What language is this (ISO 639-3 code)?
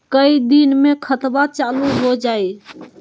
mag